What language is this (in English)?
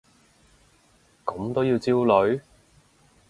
Cantonese